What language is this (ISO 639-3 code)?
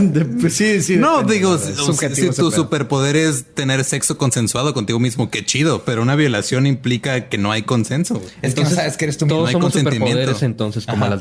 spa